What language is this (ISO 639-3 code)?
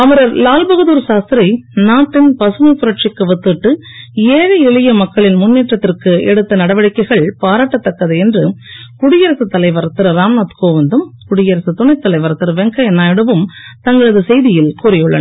tam